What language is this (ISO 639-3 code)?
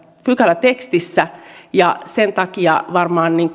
fin